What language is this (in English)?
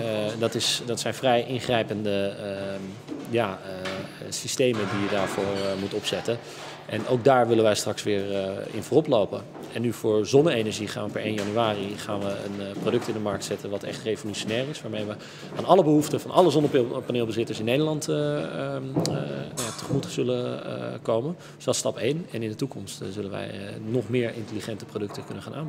Dutch